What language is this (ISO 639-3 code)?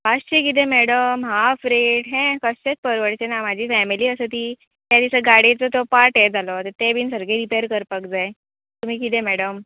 kok